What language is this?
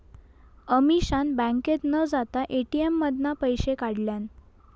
Marathi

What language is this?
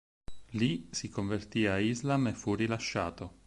Italian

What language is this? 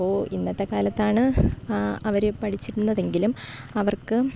Malayalam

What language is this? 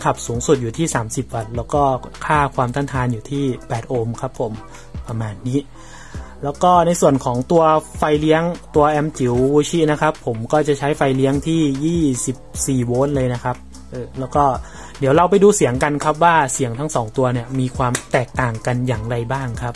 Thai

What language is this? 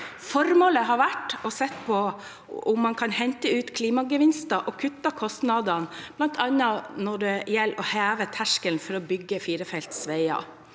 Norwegian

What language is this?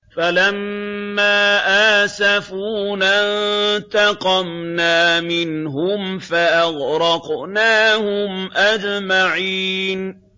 Arabic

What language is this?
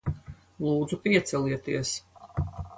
Latvian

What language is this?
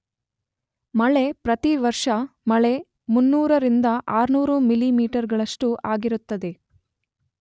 Kannada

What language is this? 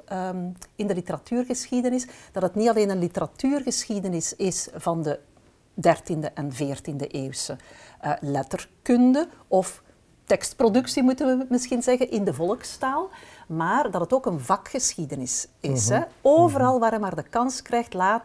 Dutch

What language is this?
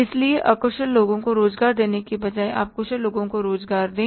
Hindi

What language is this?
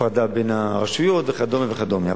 Hebrew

